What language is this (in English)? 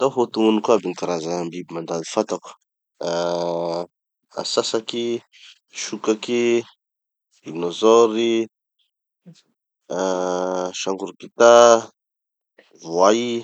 Tanosy Malagasy